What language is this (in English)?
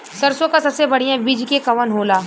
Bhojpuri